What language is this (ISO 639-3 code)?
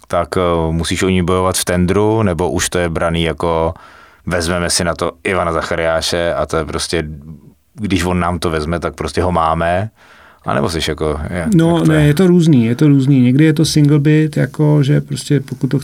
ces